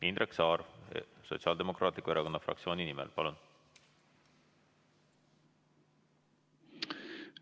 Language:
Estonian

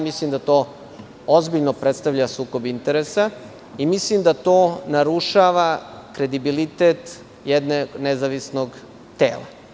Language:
Serbian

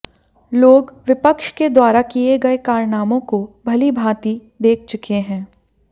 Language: Hindi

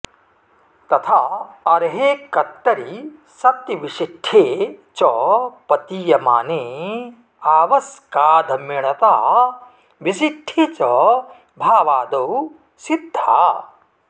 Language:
Sanskrit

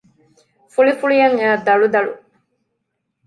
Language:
Divehi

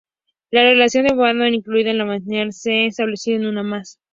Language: Spanish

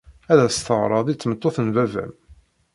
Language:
Kabyle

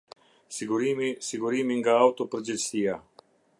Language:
Albanian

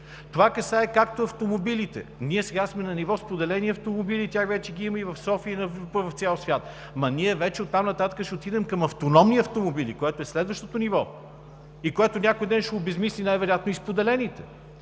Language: Bulgarian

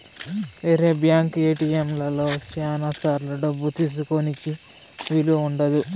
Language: Telugu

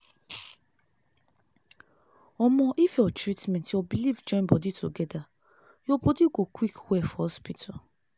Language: Nigerian Pidgin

